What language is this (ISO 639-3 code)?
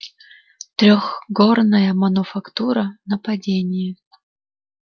rus